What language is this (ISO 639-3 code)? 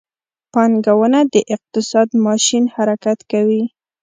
pus